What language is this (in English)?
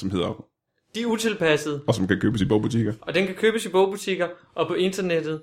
Danish